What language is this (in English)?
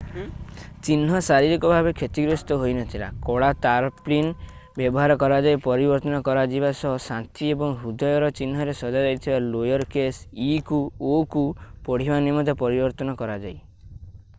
Odia